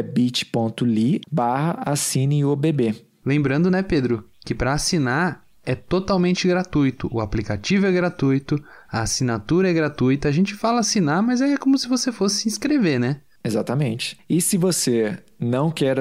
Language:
Portuguese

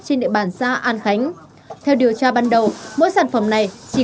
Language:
Vietnamese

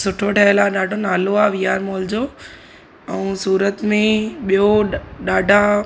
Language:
Sindhi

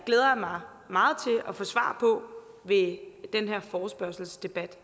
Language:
Danish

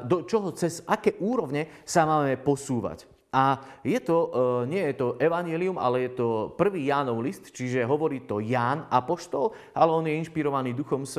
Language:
Slovak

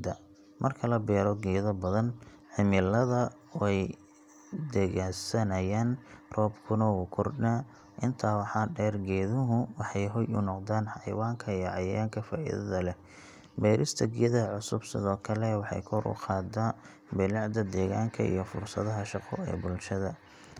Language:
Somali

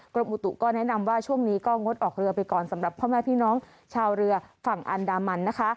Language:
Thai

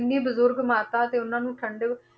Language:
Punjabi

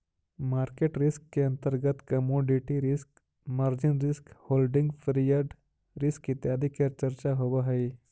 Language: Magahi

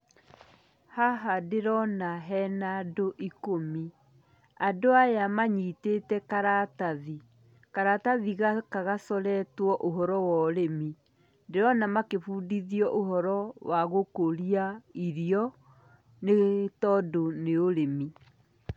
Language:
Kikuyu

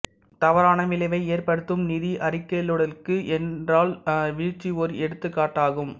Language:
Tamil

